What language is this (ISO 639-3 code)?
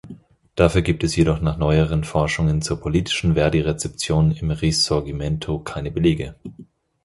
deu